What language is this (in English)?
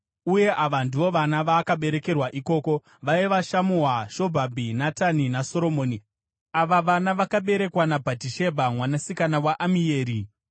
Shona